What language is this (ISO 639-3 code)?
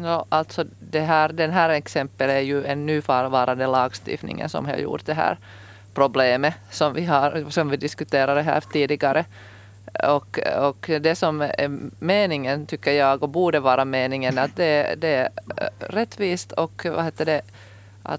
swe